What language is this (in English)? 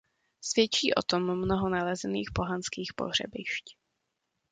Czech